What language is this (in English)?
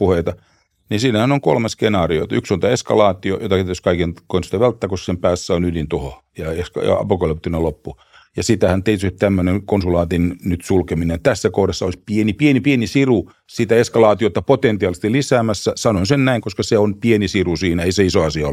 Finnish